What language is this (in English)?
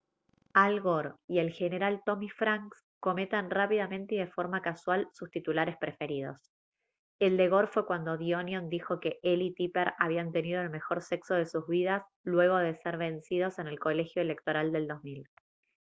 Spanish